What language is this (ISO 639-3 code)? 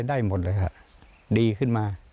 tha